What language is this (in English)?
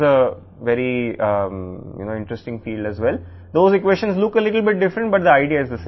Telugu